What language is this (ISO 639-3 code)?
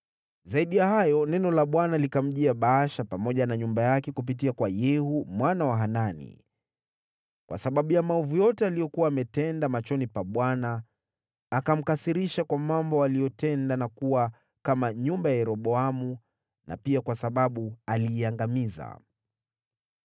swa